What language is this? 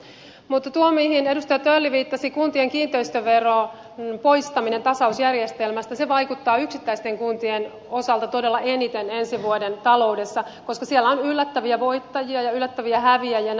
Finnish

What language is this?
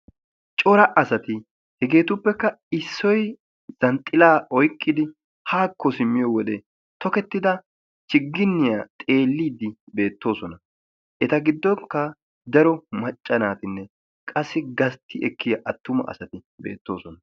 Wolaytta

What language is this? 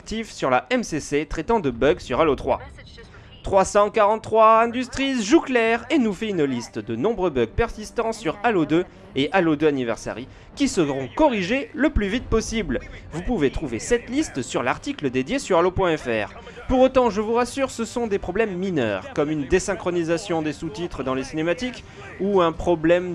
French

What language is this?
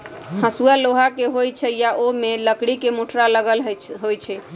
Magahi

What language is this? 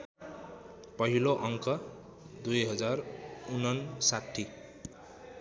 Nepali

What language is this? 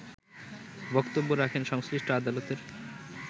Bangla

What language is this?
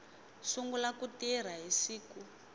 Tsonga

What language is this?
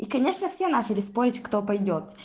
Russian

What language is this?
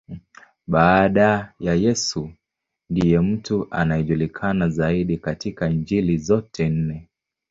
Swahili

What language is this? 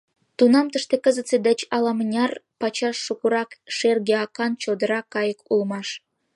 Mari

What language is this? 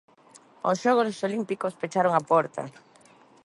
Galician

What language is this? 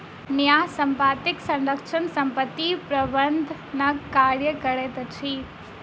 Maithili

